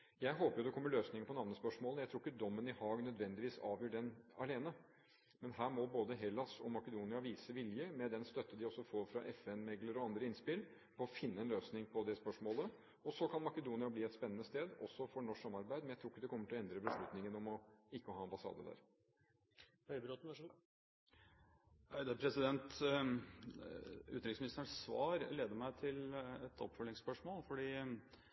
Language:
Norwegian Bokmål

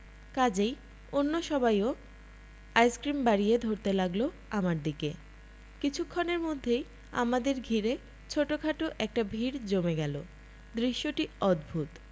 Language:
Bangla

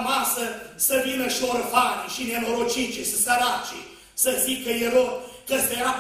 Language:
Romanian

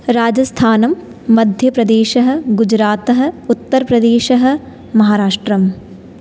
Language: Sanskrit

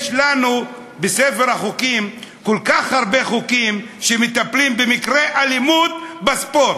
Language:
Hebrew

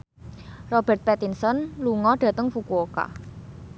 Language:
Javanese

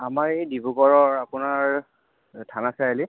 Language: Assamese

